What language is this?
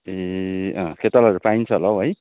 Nepali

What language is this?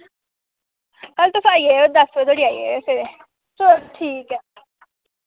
Dogri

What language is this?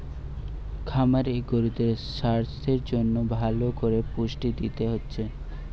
Bangla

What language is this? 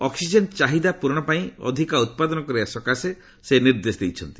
Odia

